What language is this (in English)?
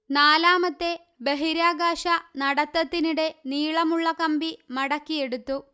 Malayalam